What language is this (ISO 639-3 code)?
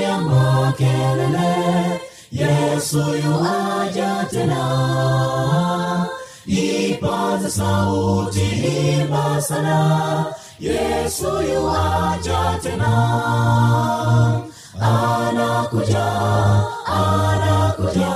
swa